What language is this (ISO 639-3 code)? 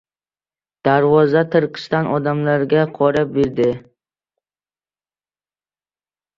uzb